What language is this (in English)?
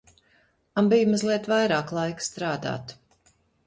Latvian